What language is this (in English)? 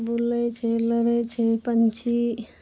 Maithili